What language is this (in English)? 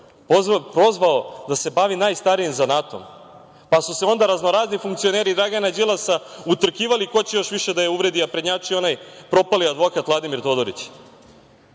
Serbian